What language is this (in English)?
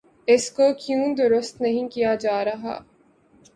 Urdu